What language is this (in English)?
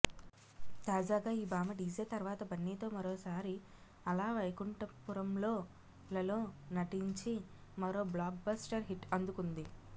Telugu